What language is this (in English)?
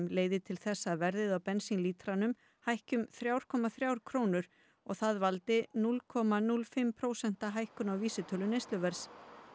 Icelandic